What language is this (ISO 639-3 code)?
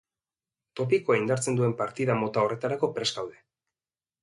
eus